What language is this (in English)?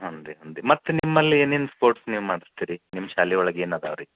Kannada